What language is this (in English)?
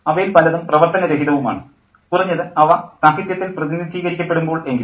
Malayalam